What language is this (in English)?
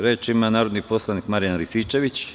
Serbian